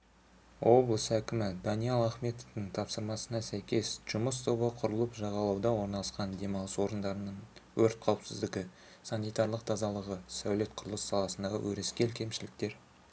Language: Kazakh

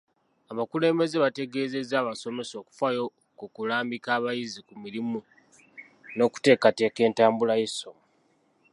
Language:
Ganda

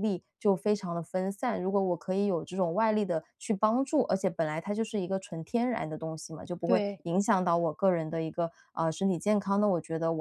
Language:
Chinese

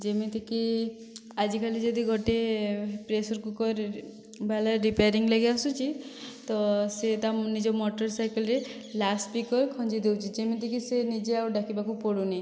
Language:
Odia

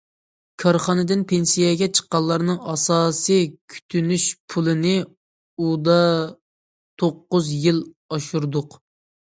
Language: Uyghur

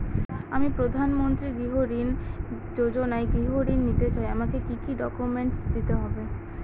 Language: Bangla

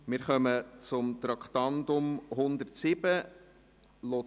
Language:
Swiss German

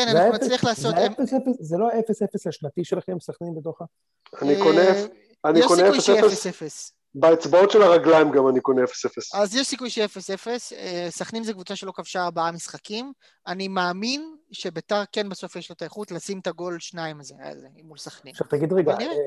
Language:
Hebrew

